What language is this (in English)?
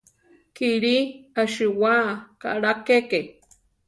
Central Tarahumara